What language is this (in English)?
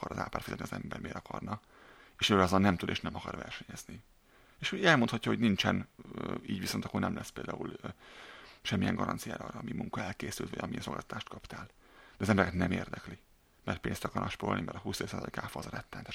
Hungarian